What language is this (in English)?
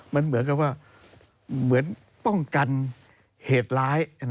Thai